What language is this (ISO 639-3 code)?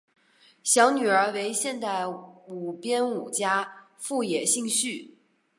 zho